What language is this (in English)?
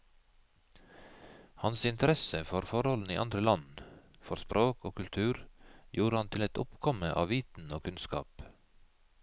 Norwegian